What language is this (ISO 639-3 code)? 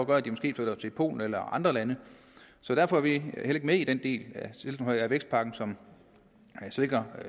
dan